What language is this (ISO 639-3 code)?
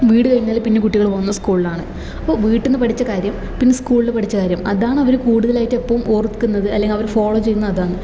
mal